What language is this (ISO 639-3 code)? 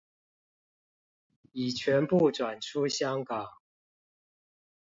zho